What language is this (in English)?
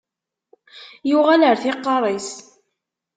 Kabyle